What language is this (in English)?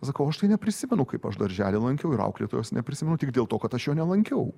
Lithuanian